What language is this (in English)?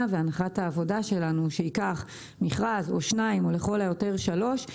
Hebrew